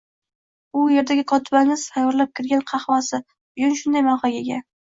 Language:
Uzbek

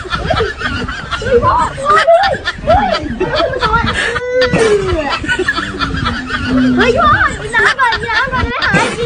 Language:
Thai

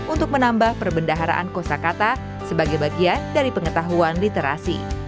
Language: Indonesian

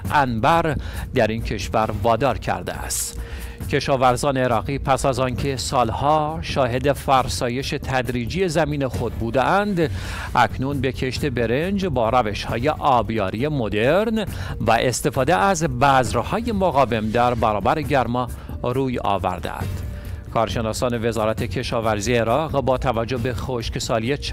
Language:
Persian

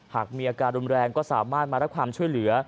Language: Thai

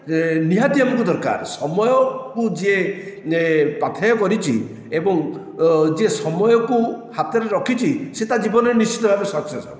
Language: Odia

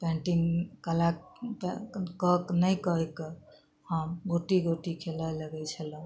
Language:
Maithili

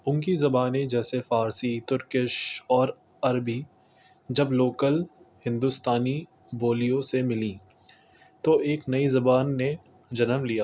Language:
Urdu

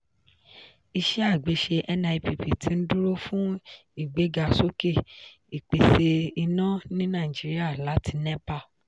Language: Yoruba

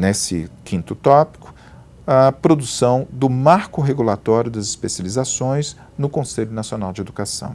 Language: Portuguese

